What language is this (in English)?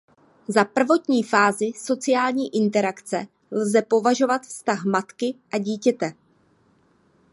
Czech